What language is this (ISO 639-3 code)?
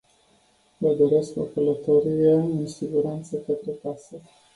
ron